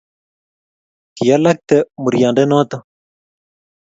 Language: Kalenjin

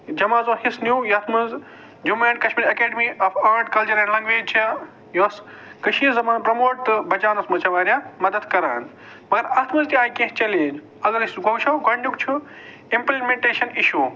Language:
Kashmiri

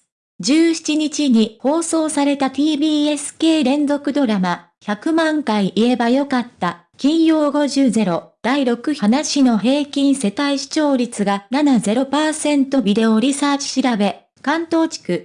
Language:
Japanese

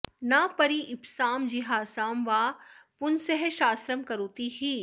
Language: Sanskrit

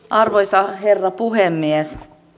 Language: Finnish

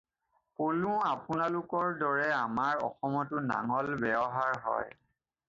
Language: Assamese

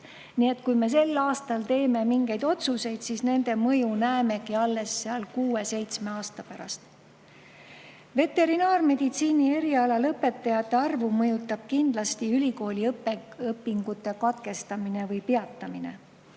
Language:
Estonian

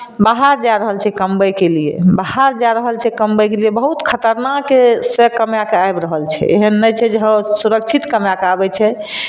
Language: Maithili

